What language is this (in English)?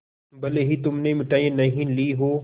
Hindi